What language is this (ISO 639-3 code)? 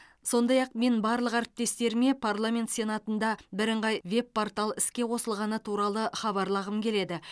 kaz